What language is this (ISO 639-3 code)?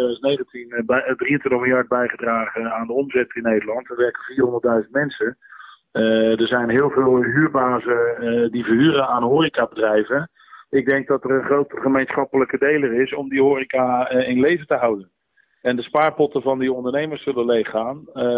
nld